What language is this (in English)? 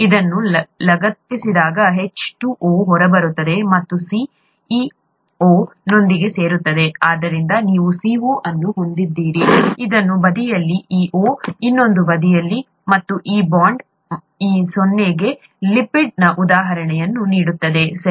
Kannada